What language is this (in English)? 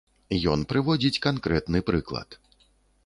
Belarusian